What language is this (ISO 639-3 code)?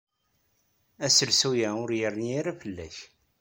kab